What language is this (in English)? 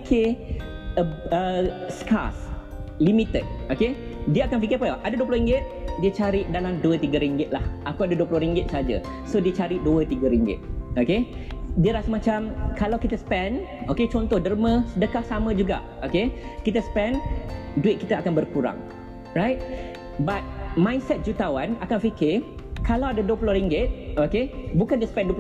Malay